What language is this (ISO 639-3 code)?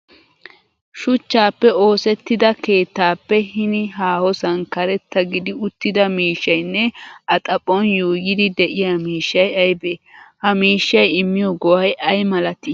wal